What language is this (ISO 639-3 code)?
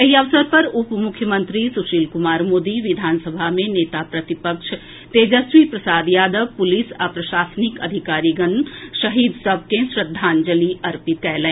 mai